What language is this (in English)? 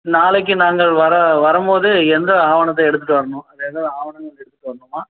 Tamil